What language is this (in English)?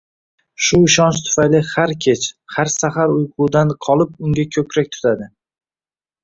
Uzbek